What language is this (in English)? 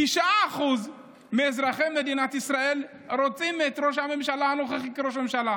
Hebrew